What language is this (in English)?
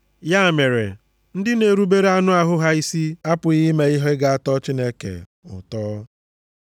Igbo